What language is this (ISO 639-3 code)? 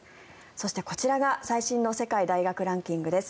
jpn